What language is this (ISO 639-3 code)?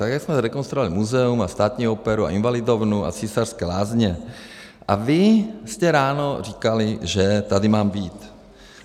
ces